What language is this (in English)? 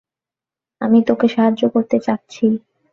Bangla